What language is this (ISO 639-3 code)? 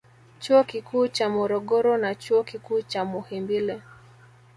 swa